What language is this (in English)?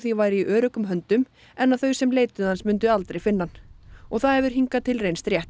Icelandic